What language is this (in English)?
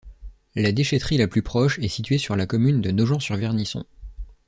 French